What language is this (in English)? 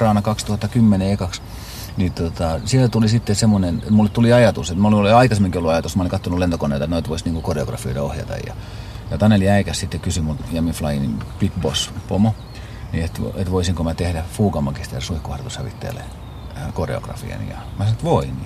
Finnish